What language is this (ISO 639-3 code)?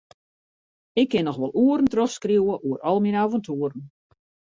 fry